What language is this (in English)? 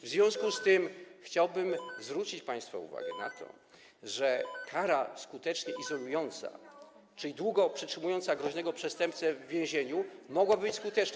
Polish